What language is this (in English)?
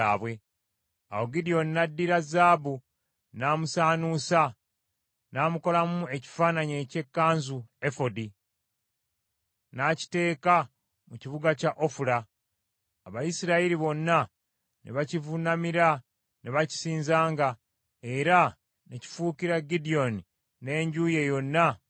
Ganda